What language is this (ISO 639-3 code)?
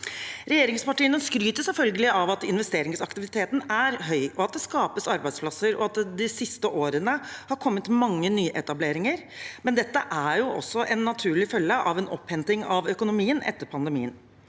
nor